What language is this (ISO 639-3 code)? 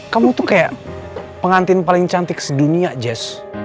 ind